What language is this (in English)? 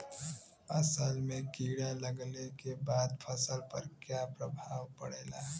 Bhojpuri